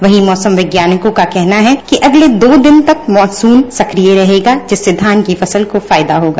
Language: Hindi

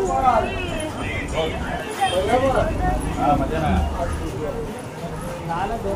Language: Bangla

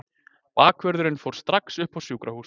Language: Icelandic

